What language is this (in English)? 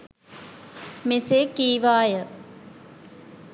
Sinhala